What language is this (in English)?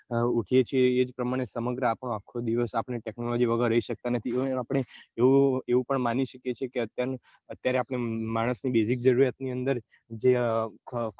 Gujarati